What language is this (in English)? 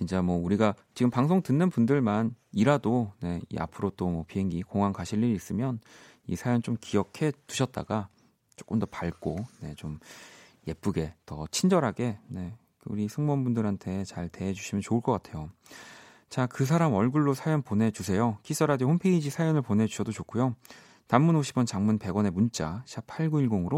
Korean